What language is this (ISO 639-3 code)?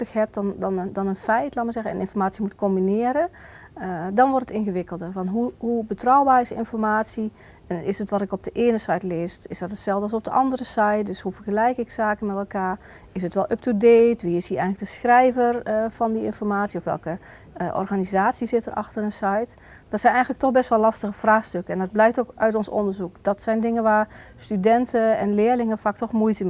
nld